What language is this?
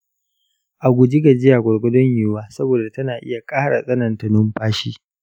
Hausa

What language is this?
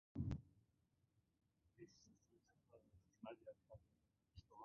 Uzbek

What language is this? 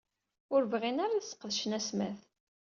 Kabyle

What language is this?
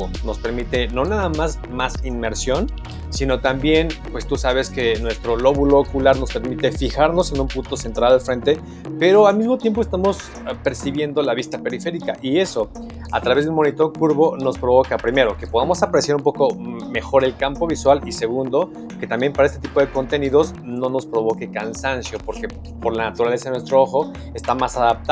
Spanish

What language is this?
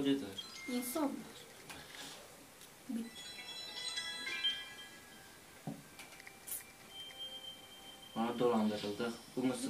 Turkish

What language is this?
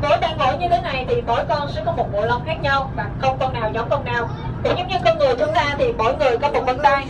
Vietnamese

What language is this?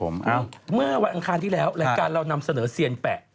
Thai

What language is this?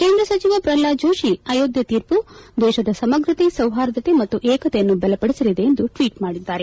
Kannada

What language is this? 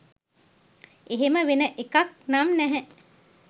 Sinhala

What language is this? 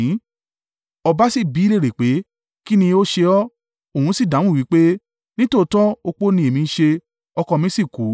Yoruba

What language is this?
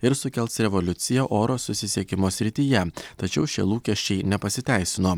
Lithuanian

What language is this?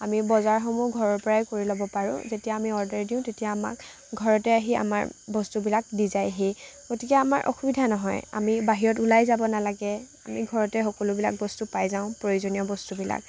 Assamese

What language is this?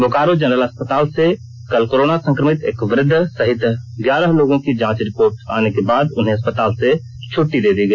Hindi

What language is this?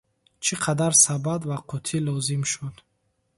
Tajik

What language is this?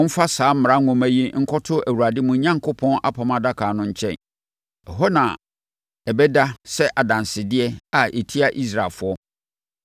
Akan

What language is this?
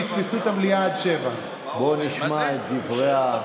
Hebrew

